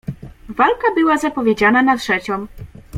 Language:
Polish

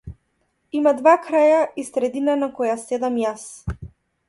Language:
Macedonian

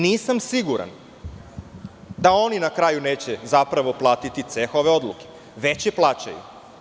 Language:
Serbian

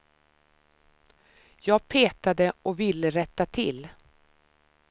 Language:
Swedish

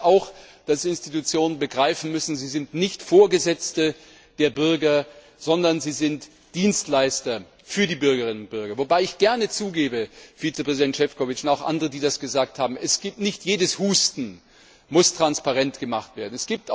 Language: German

